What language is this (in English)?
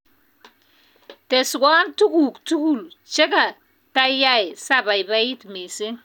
Kalenjin